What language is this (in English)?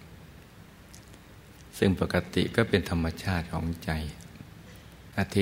Thai